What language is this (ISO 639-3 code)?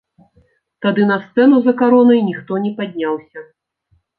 bel